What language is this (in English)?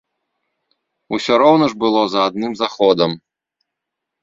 Belarusian